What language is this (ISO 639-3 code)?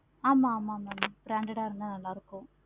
tam